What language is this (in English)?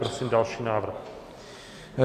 Czech